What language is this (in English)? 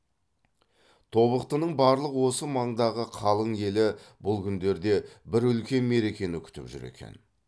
Kazakh